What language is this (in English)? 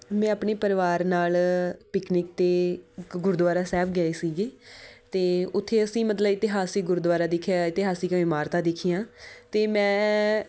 Punjabi